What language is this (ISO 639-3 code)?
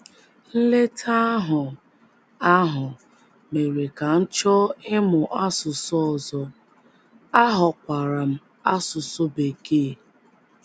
ibo